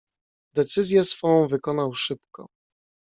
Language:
Polish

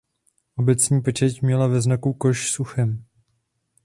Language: Czech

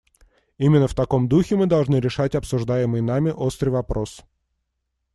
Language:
Russian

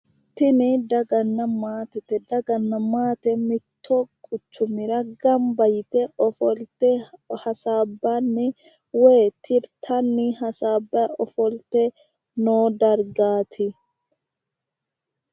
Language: Sidamo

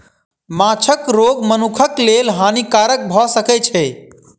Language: Maithili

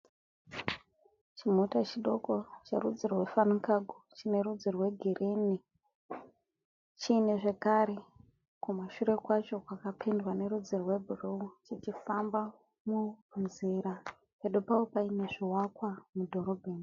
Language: Shona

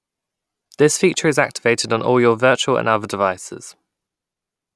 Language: English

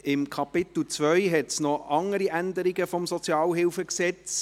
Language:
Swiss German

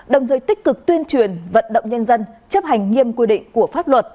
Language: Vietnamese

